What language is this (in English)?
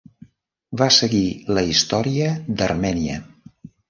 Catalan